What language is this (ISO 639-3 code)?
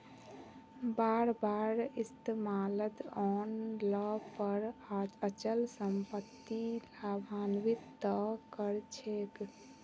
mag